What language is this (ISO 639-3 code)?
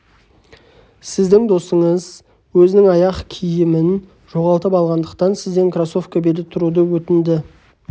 kaz